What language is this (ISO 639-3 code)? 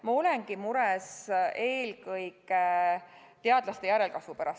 est